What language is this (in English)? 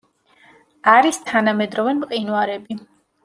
Georgian